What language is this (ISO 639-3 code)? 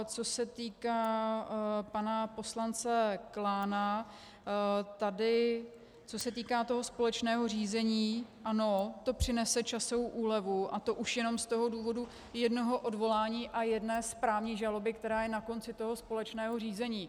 ces